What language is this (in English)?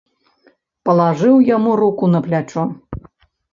Belarusian